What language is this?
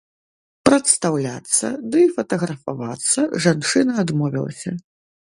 Belarusian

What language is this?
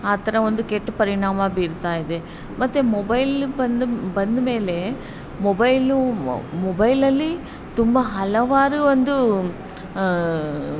Kannada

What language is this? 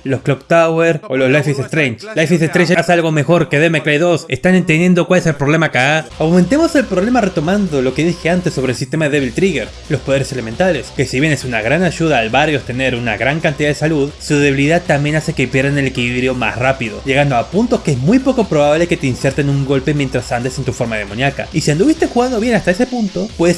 Spanish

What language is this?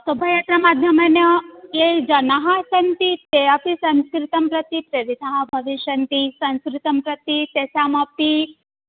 Sanskrit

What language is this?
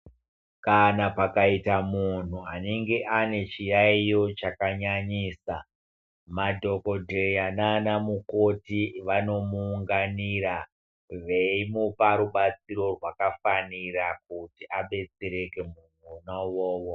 Ndau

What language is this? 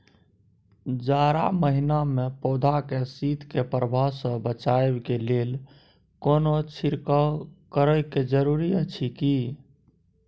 Maithili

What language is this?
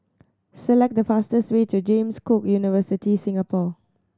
English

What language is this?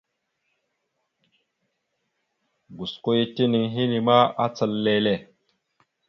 Mada (Cameroon)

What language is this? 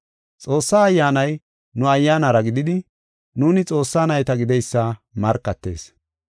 Gofa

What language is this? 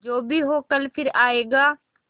Hindi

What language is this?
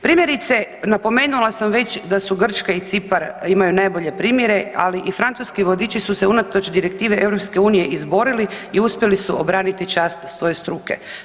Croatian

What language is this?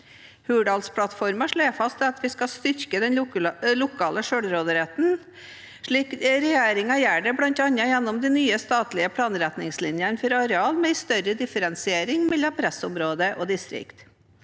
Norwegian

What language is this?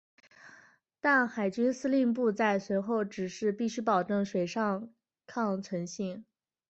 Chinese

